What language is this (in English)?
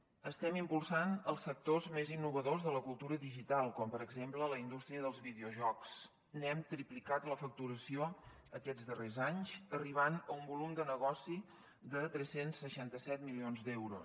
Catalan